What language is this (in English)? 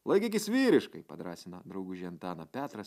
Lithuanian